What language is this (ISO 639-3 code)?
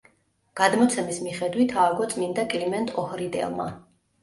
kat